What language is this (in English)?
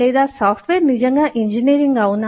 Telugu